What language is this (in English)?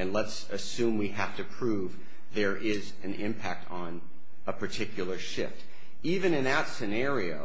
English